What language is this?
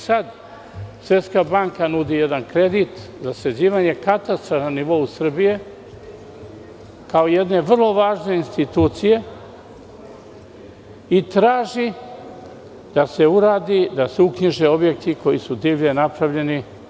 Serbian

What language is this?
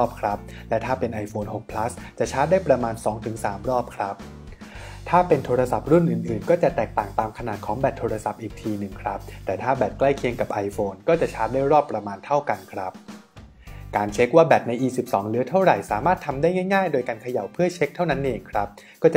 Thai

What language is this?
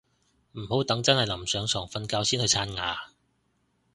Cantonese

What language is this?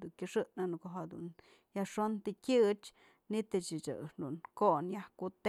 Mazatlán Mixe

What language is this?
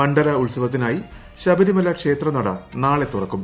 Malayalam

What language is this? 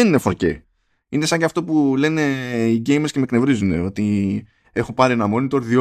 Greek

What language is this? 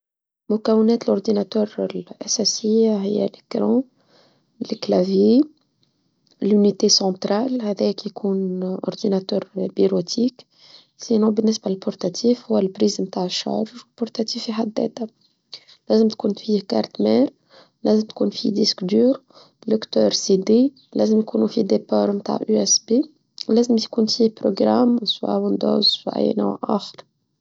Tunisian Arabic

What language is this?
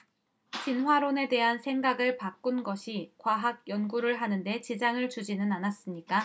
Korean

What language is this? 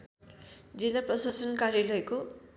Nepali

